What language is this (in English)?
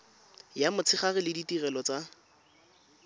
Tswana